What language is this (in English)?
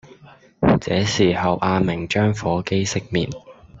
Cantonese